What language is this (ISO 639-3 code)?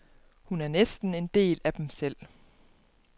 dan